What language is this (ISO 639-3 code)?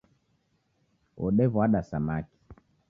dav